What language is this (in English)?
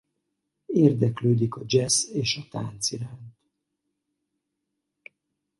Hungarian